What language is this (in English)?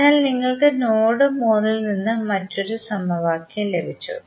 Malayalam